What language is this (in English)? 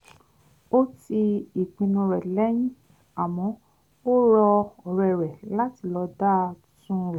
Yoruba